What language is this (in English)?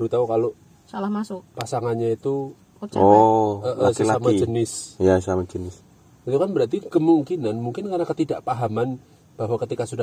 Indonesian